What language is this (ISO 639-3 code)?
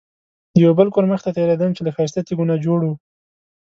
pus